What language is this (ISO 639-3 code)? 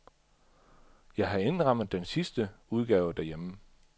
dan